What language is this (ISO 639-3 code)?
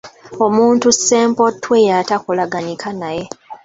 lug